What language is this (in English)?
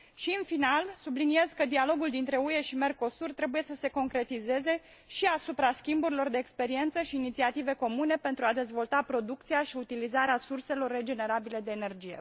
Romanian